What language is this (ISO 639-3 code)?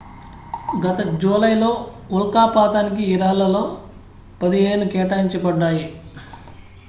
tel